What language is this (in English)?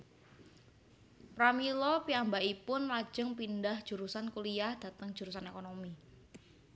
Javanese